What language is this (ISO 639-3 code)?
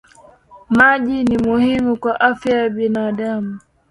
swa